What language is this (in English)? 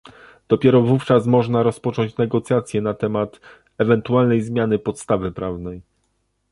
Polish